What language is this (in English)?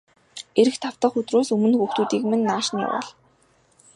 Mongolian